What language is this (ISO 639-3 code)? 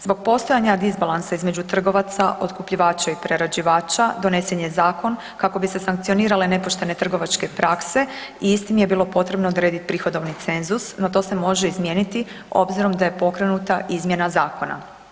hrv